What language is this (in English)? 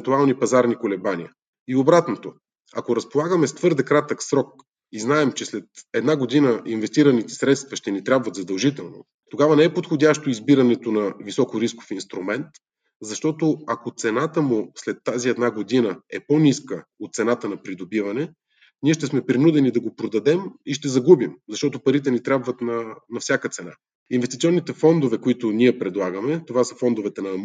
Bulgarian